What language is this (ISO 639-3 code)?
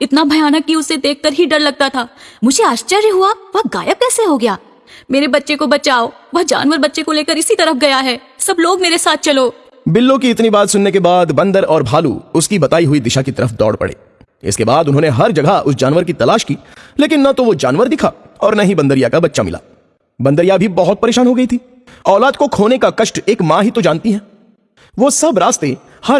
hin